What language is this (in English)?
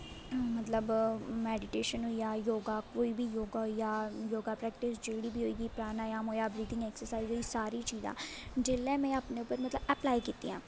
Dogri